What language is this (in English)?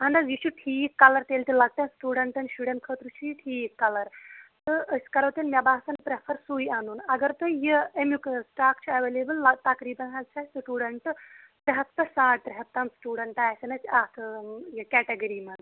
Kashmiri